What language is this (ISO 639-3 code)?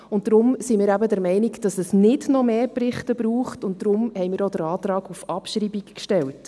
gsw